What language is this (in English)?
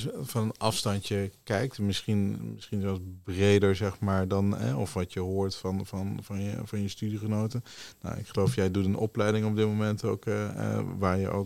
Dutch